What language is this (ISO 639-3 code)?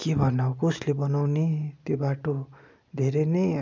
nep